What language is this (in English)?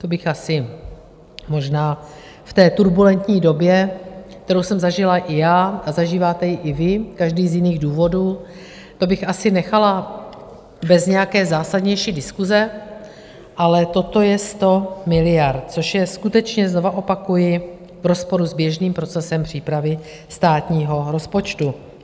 Czech